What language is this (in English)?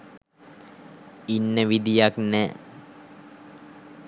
Sinhala